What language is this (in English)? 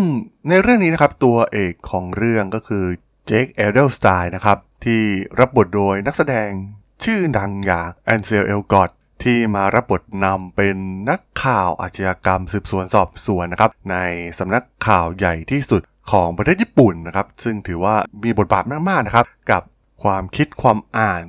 Thai